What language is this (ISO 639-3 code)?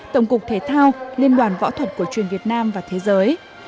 vie